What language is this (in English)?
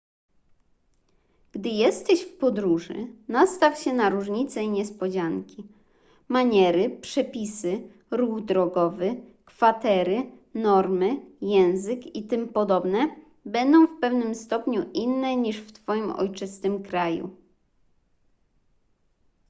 Polish